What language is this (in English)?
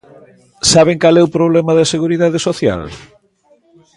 Galician